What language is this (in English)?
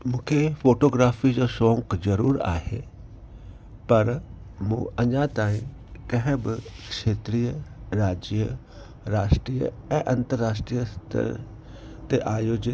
Sindhi